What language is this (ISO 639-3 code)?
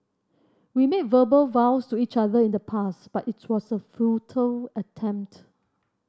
eng